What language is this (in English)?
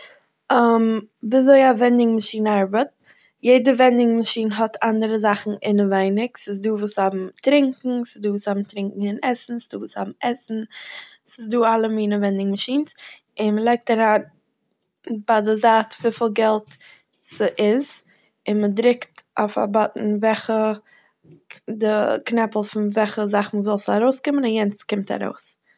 Yiddish